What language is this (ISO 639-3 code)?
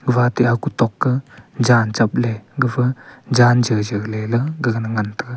nnp